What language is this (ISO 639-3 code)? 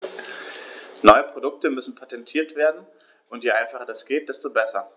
deu